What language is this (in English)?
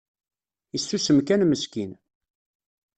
Kabyle